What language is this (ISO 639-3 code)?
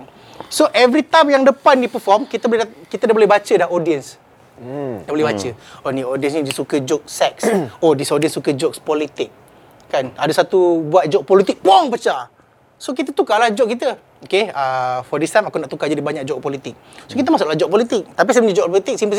msa